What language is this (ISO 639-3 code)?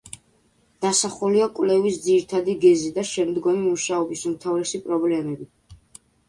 kat